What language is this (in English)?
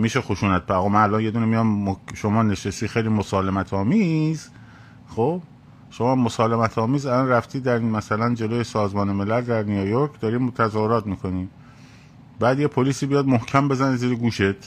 Persian